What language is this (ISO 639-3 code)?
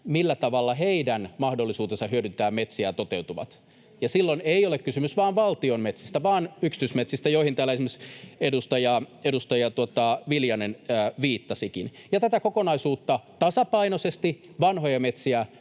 fin